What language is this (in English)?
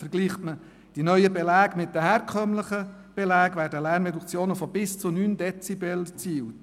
Swiss German